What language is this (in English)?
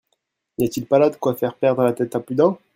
French